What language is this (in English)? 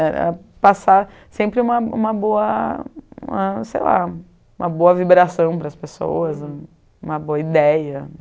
Portuguese